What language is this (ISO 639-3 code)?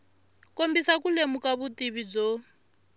tso